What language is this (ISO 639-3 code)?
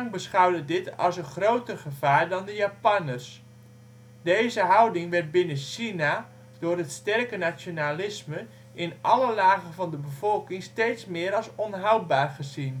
nld